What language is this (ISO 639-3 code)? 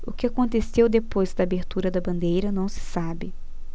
por